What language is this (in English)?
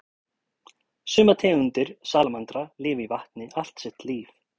Icelandic